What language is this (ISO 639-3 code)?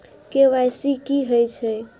mai